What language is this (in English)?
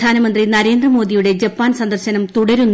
Malayalam